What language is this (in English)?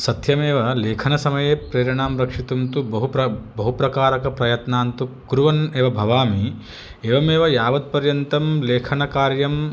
Sanskrit